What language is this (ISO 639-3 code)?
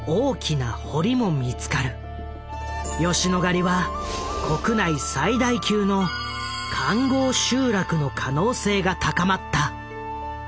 jpn